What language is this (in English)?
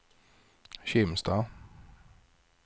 Swedish